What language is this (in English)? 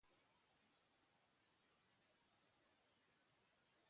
Basque